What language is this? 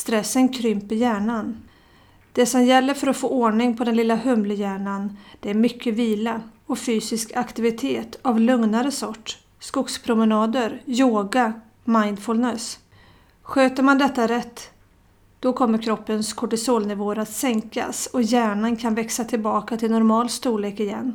Swedish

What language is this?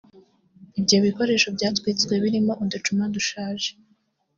Kinyarwanda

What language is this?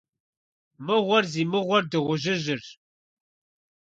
Kabardian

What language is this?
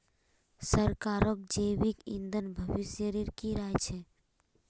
Magahi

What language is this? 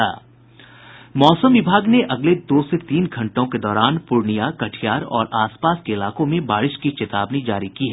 Hindi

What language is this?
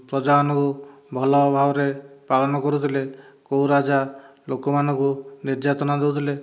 Odia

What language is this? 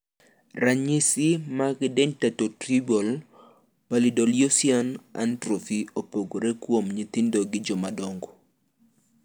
Luo (Kenya and Tanzania)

